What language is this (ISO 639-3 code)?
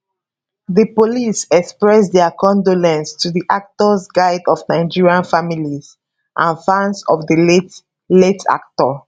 pcm